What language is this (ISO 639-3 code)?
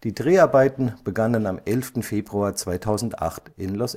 deu